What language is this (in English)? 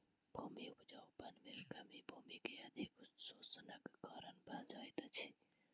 Maithili